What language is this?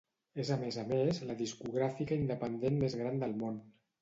Catalan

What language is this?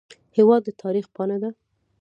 Pashto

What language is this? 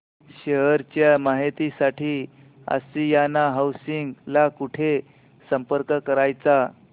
Marathi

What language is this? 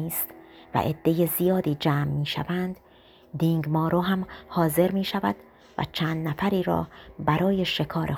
Persian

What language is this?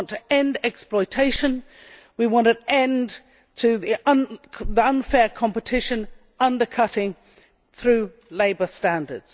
English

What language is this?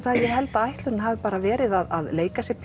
Icelandic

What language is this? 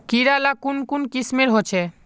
Magahi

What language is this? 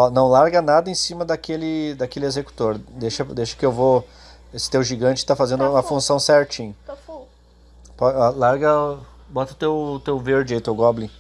Portuguese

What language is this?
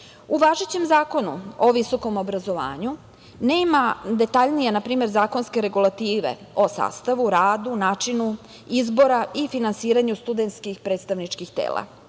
Serbian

